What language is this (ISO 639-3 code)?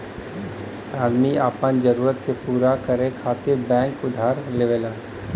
bho